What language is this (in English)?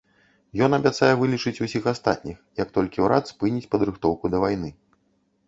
Belarusian